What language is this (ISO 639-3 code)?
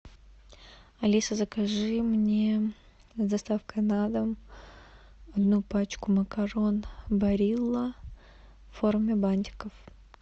rus